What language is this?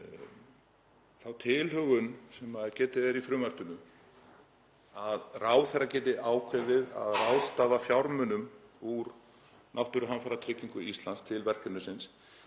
Icelandic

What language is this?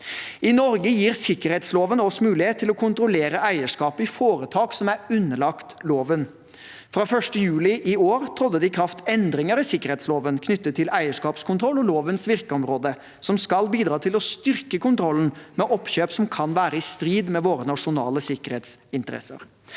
Norwegian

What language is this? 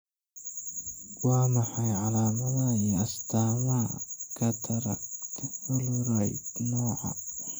Somali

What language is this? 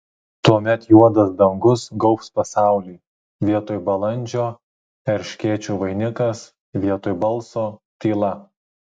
Lithuanian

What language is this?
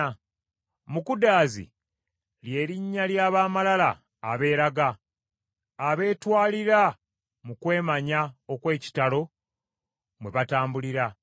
Ganda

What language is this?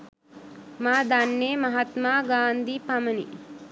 Sinhala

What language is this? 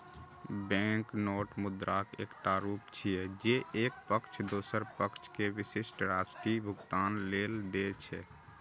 Maithili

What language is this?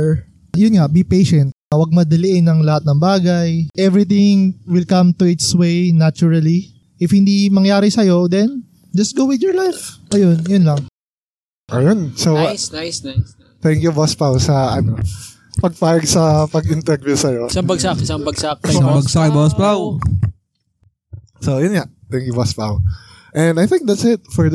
Filipino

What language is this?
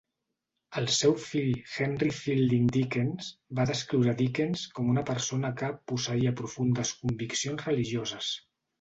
Catalan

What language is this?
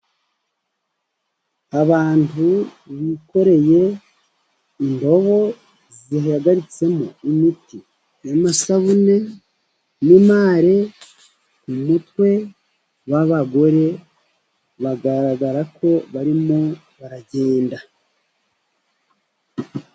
Kinyarwanda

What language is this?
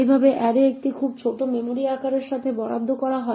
Bangla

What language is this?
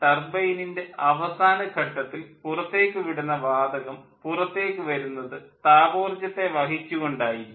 Malayalam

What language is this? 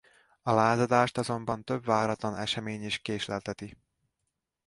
Hungarian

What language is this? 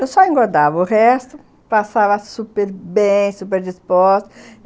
Portuguese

